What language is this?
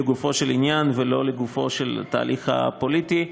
Hebrew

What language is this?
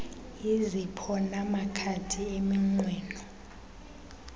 Xhosa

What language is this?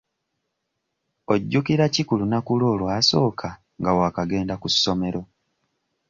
Ganda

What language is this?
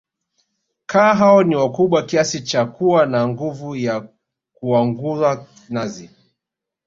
Swahili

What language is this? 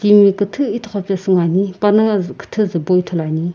Sumi Naga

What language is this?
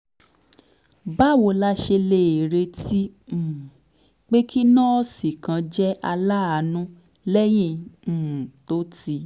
Yoruba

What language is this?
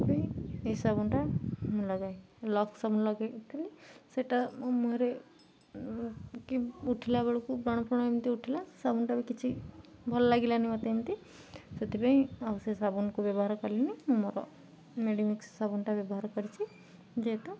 Odia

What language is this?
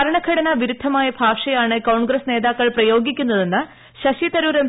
Malayalam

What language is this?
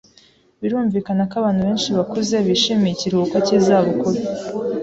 Kinyarwanda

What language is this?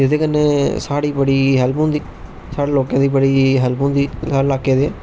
Dogri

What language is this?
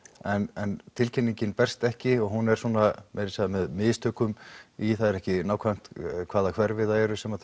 Icelandic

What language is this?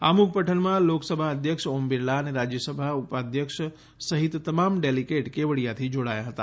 Gujarati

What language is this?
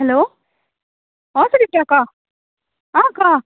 Assamese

